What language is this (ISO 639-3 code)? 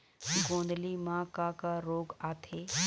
hne